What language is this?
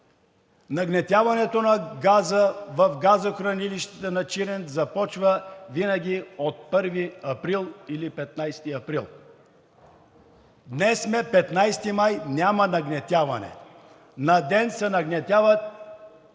Bulgarian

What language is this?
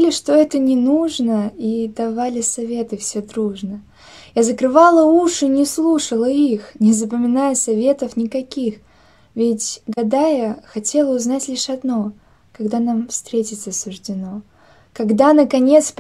Russian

